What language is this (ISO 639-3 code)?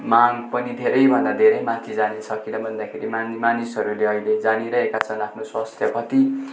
nep